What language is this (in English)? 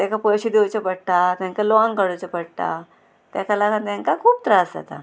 Konkani